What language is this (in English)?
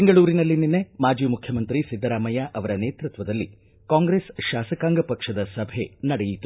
Kannada